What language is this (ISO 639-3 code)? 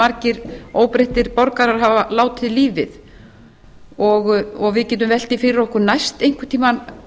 isl